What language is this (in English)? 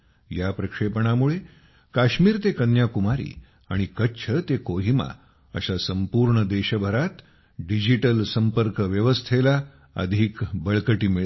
Marathi